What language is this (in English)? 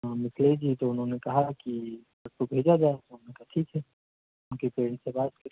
Hindi